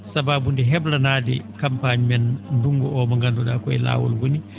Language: Fula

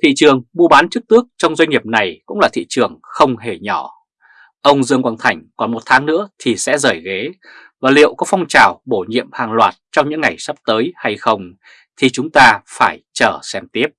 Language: Vietnamese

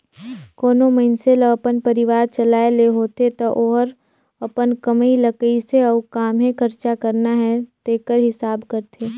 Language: Chhattisgarhi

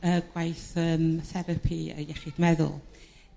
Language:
Welsh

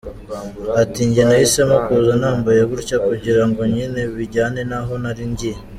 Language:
Kinyarwanda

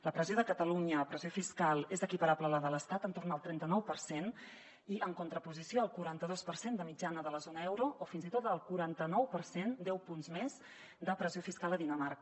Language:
Catalan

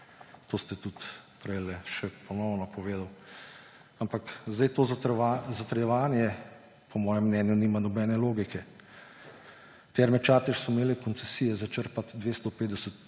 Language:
Slovenian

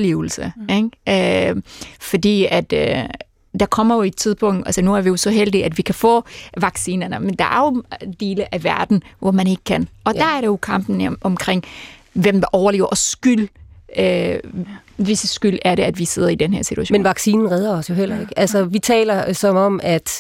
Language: Danish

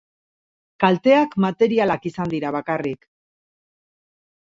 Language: Basque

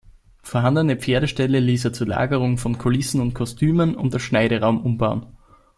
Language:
German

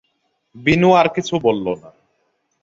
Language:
Bangla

